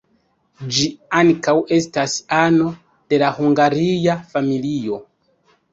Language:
Esperanto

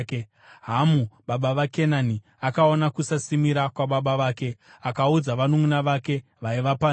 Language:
Shona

